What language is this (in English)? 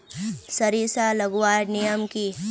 Magahi